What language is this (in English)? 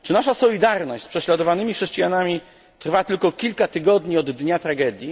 Polish